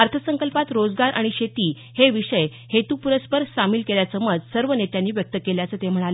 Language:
Marathi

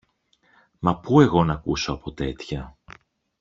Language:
Greek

